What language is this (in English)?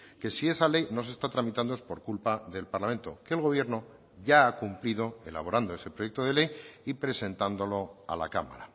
Spanish